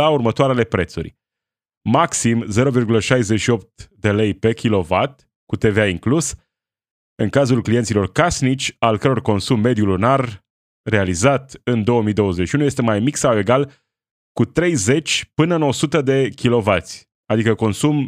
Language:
Romanian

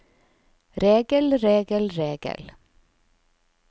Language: Norwegian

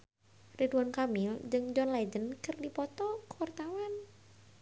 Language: Sundanese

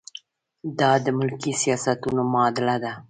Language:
Pashto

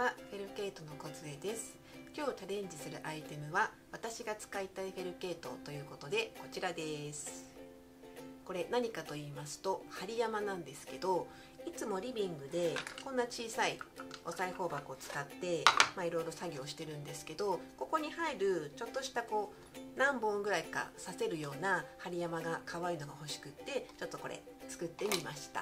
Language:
Japanese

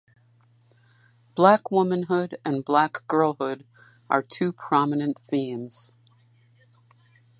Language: English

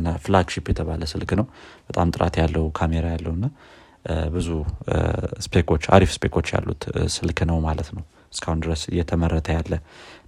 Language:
Amharic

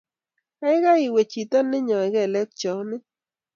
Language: Kalenjin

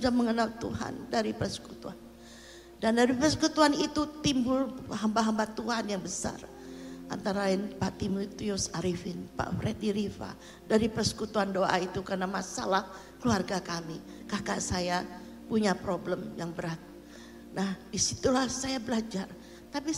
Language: Indonesian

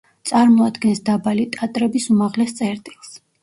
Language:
Georgian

